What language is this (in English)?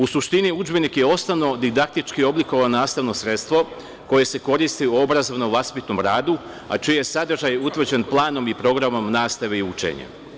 Serbian